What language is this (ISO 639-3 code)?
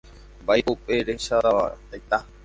grn